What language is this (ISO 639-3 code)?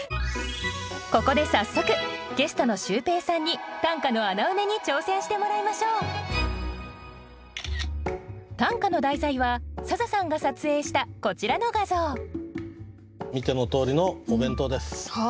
jpn